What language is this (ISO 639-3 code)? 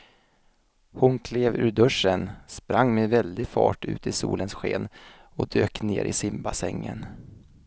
swe